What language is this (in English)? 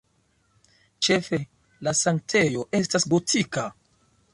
Esperanto